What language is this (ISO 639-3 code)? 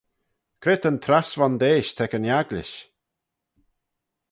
glv